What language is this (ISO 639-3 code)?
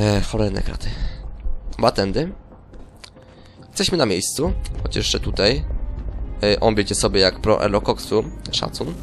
pol